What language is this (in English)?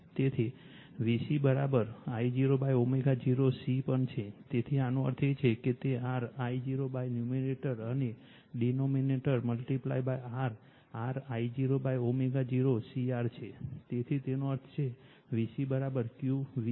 Gujarati